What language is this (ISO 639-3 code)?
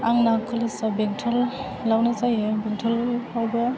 brx